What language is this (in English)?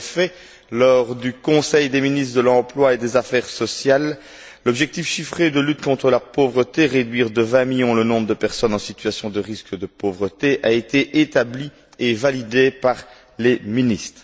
French